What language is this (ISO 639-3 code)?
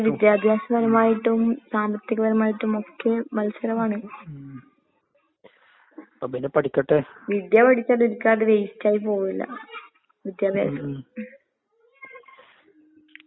mal